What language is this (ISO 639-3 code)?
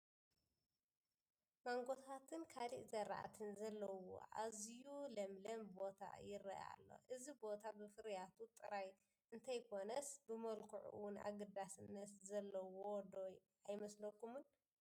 tir